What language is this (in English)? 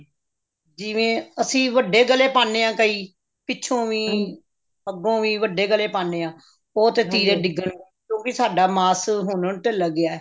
Punjabi